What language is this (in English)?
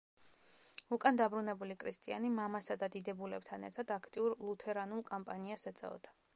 Georgian